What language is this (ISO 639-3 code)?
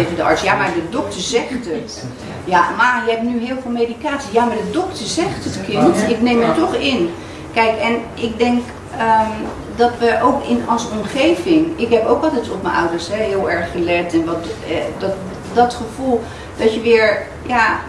nld